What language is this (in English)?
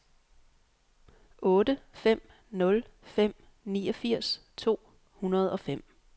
Danish